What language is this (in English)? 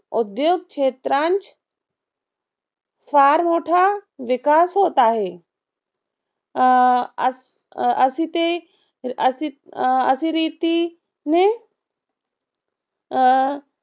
Marathi